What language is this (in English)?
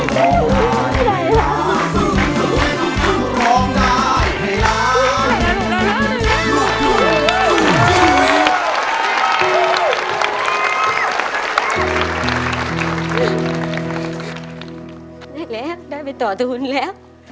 Thai